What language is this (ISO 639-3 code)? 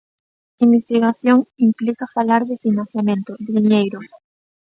glg